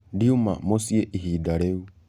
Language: Kikuyu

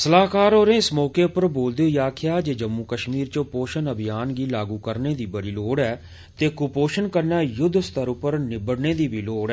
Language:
Dogri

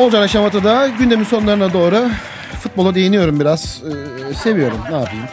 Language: Turkish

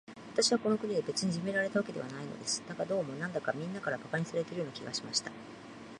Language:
Japanese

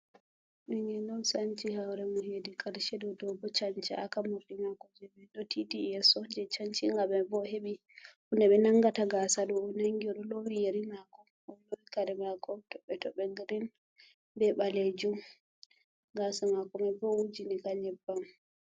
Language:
Fula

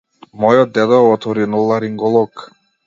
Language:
Macedonian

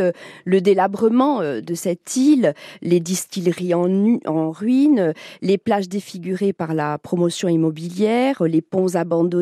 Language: French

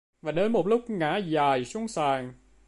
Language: Vietnamese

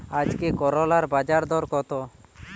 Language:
Bangla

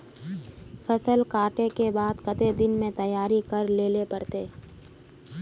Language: Magahi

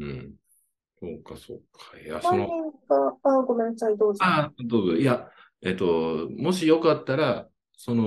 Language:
Japanese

